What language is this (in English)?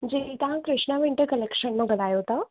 Sindhi